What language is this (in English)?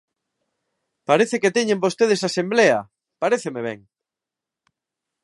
Galician